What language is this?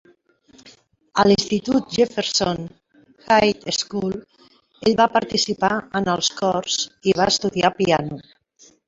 Catalan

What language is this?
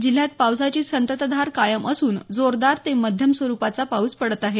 Marathi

